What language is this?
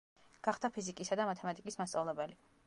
Georgian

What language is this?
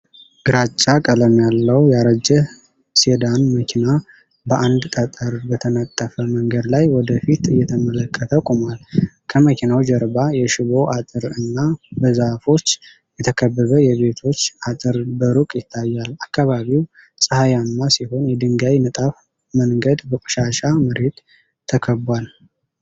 Amharic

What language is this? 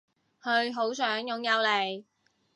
Cantonese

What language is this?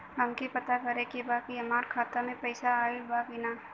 Bhojpuri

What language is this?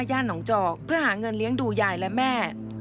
Thai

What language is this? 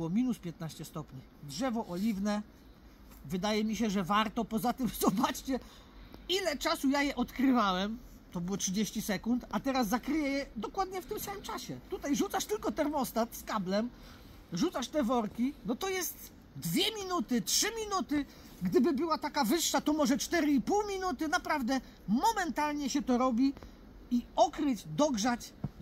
Polish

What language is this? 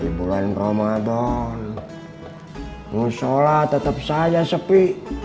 Indonesian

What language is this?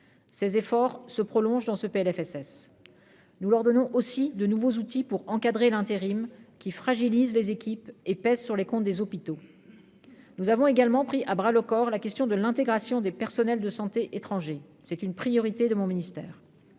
French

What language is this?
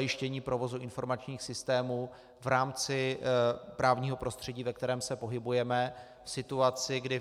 Czech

